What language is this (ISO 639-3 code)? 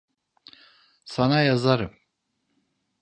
tur